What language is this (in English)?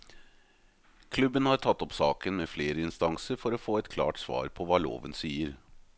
Norwegian